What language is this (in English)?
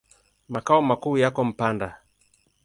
Swahili